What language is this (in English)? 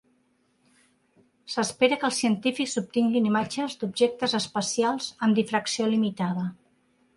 Catalan